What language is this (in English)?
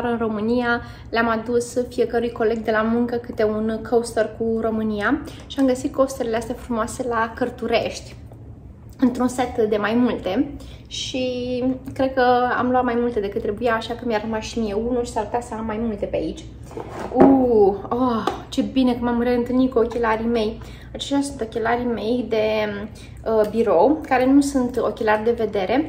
Romanian